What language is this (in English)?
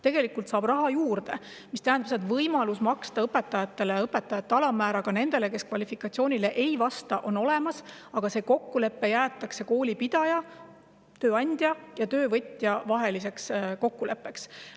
Estonian